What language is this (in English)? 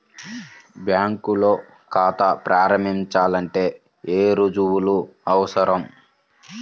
Telugu